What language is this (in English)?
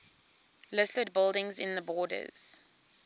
English